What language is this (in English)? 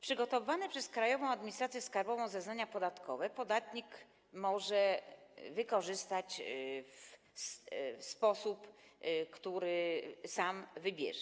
Polish